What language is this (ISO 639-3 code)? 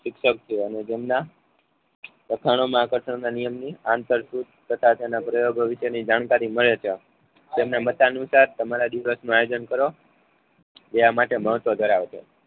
guj